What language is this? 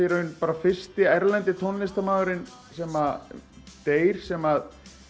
Icelandic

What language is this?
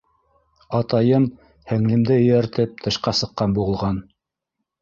Bashkir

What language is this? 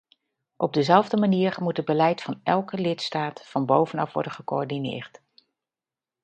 Dutch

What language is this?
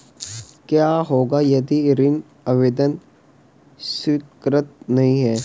Hindi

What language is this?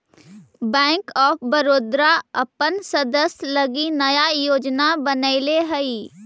Magahi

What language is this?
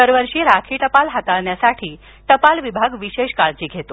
Marathi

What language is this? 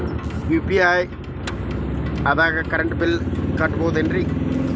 Kannada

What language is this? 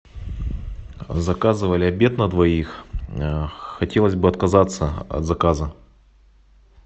Russian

